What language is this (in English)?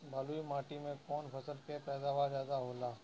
Bhojpuri